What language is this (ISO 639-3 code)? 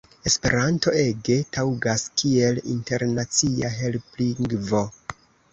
epo